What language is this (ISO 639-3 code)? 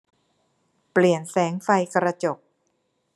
tha